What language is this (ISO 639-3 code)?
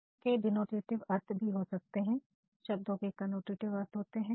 hin